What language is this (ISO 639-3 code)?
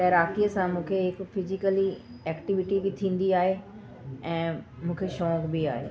snd